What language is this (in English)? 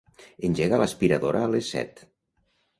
Catalan